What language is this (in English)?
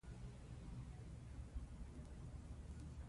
Pashto